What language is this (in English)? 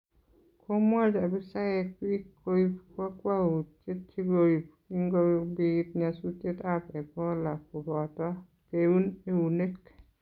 Kalenjin